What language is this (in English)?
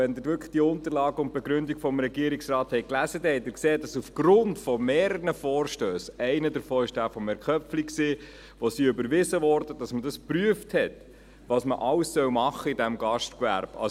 Swiss German